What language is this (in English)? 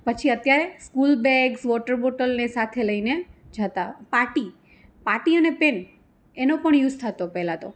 Gujarati